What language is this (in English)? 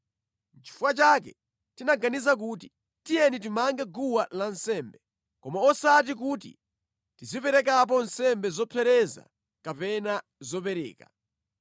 Nyanja